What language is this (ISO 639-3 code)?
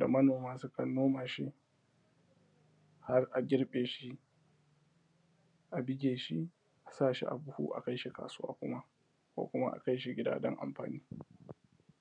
hau